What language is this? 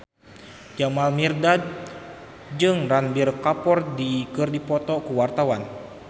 Sundanese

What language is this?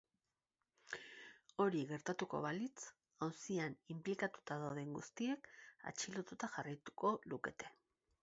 Basque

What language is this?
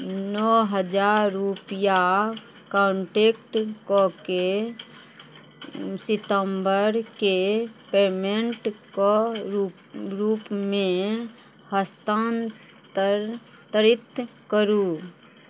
Maithili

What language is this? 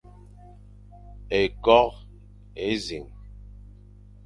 Fang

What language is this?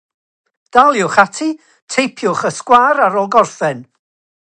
Welsh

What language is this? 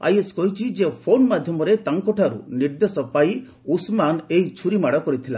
Odia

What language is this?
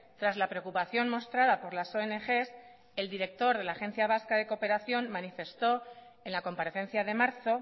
Spanish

